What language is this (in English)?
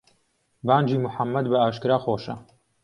Central Kurdish